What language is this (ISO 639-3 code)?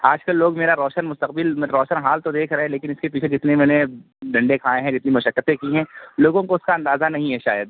urd